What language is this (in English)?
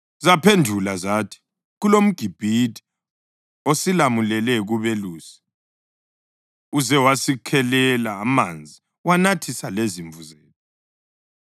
North Ndebele